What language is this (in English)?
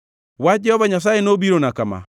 Luo (Kenya and Tanzania)